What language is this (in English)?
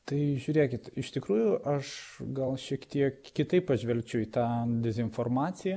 Lithuanian